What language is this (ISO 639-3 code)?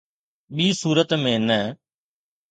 snd